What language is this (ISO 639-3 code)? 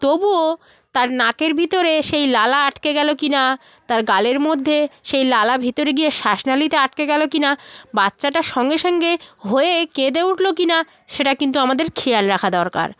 ben